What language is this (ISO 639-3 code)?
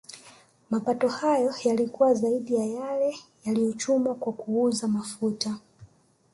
swa